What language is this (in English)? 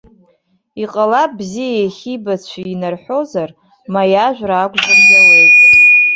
Abkhazian